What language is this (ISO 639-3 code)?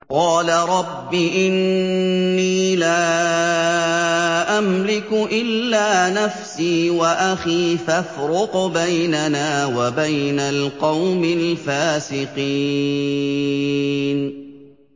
ara